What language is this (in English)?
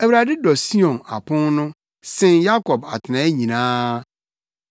Akan